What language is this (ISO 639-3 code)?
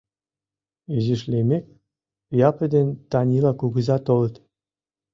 chm